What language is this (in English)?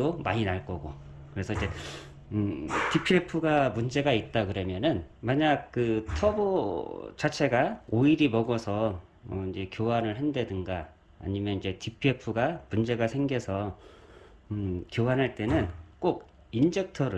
Korean